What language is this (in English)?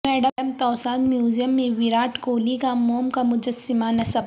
Urdu